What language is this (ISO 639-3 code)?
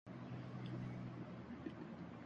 urd